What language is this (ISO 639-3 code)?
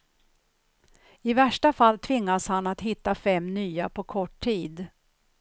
swe